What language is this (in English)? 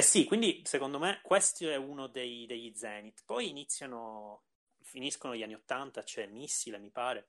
Italian